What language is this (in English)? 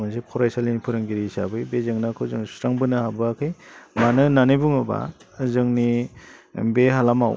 Bodo